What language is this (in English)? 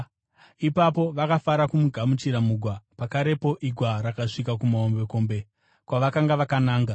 Shona